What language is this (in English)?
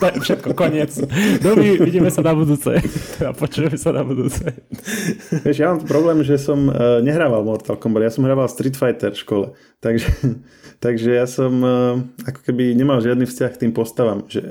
Slovak